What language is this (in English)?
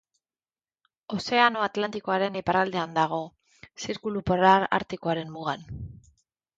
Basque